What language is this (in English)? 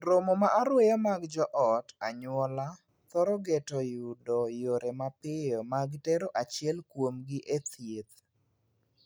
Luo (Kenya and Tanzania)